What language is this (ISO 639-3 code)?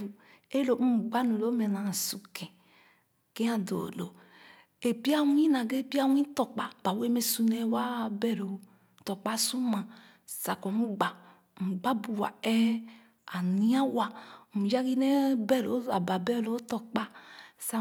ogo